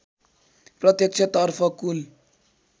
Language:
Nepali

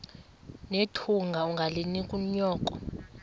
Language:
Xhosa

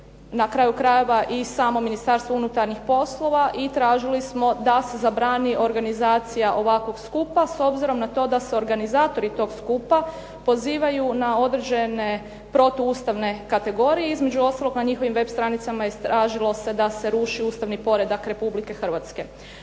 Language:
Croatian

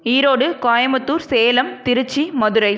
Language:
Tamil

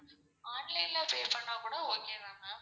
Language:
Tamil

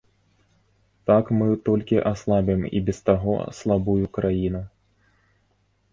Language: Belarusian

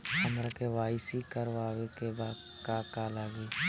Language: Bhojpuri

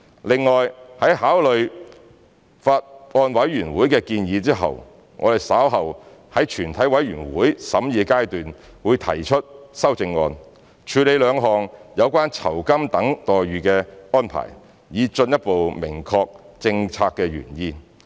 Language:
Cantonese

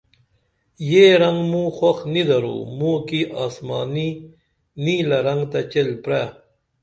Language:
Dameli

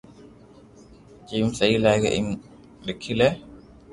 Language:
Loarki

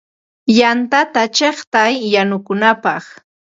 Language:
Ambo-Pasco Quechua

